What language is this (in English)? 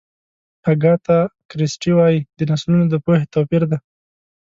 Pashto